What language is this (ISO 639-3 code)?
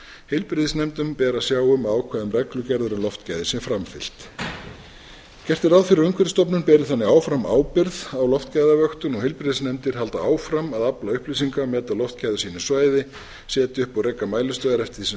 isl